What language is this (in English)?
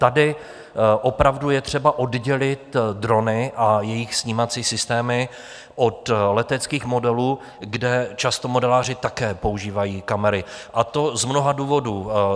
Czech